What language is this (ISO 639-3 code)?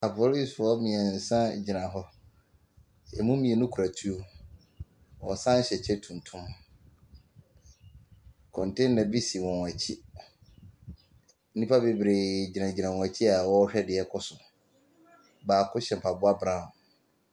aka